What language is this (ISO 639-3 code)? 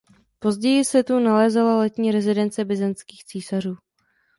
ces